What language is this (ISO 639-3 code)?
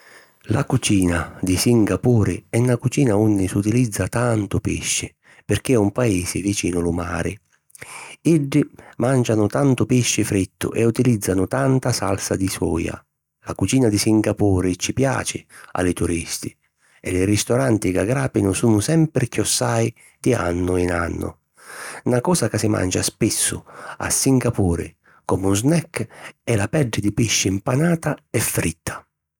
scn